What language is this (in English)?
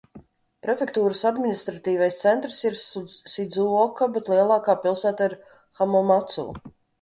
Latvian